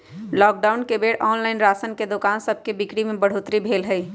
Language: Magahi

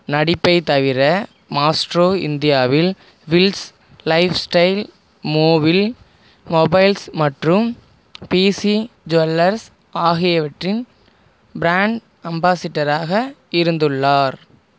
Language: Tamil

